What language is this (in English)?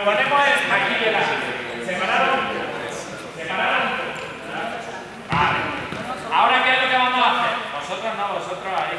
Spanish